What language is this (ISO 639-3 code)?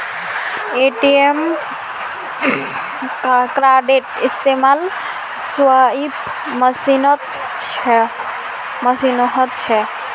mag